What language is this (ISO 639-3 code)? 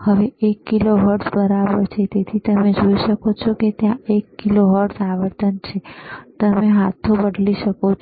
guj